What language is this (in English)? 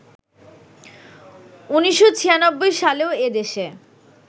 Bangla